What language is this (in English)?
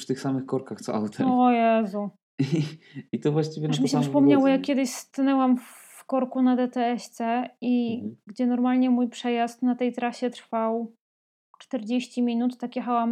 Polish